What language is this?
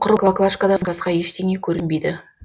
Kazakh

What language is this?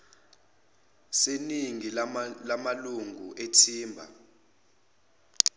Zulu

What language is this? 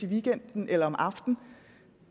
Danish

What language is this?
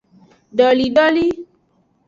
Aja (Benin)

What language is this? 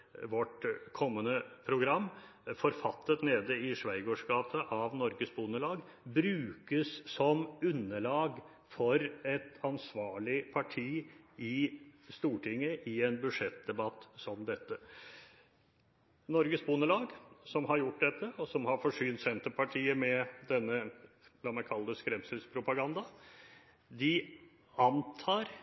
Norwegian Bokmål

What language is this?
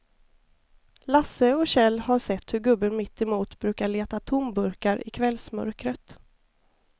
Swedish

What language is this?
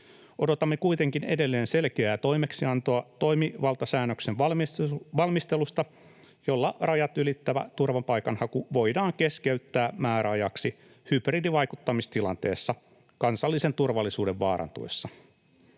Finnish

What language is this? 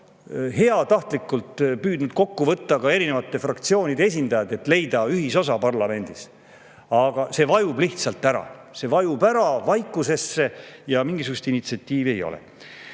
Estonian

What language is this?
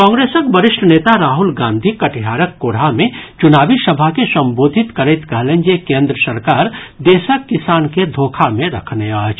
Maithili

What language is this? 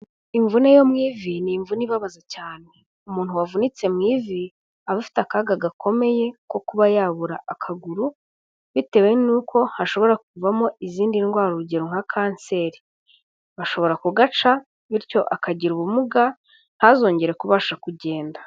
Kinyarwanda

